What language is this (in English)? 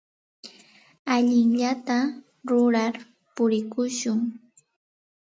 Santa Ana de Tusi Pasco Quechua